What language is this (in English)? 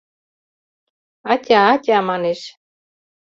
Mari